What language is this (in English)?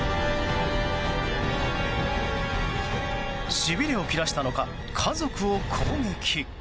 Japanese